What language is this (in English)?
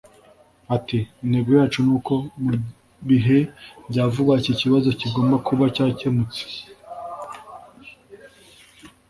Kinyarwanda